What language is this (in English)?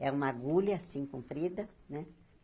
Portuguese